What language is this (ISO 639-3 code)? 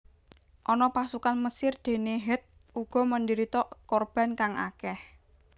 jav